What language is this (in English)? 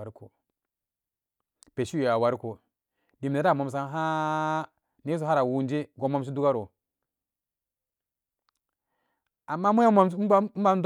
Samba Daka